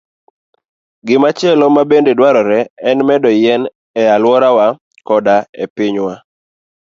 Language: Luo (Kenya and Tanzania)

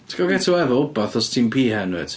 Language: Welsh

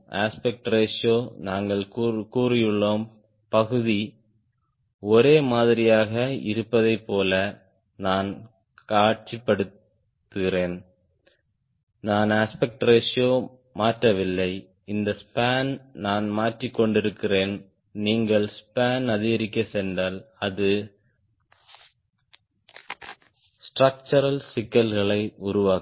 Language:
Tamil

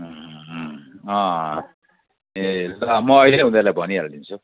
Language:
Nepali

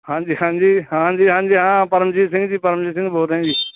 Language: Punjabi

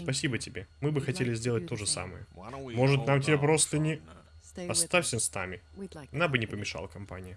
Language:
Russian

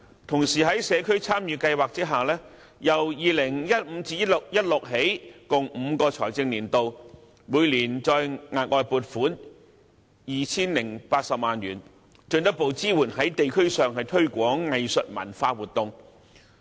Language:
Cantonese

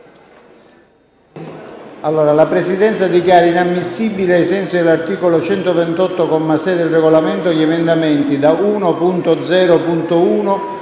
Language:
Italian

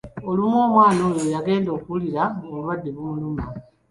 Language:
Ganda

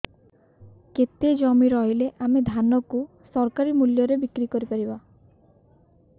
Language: Odia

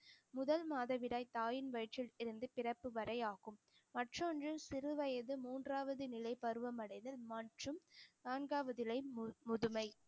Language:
Tamil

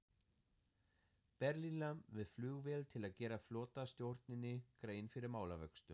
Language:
Icelandic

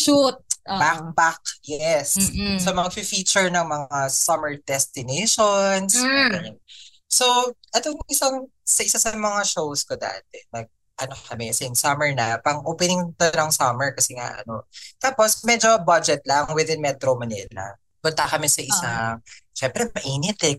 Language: Filipino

